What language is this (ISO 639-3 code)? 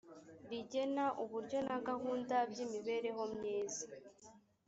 kin